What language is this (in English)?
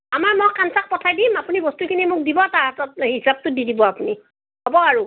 Assamese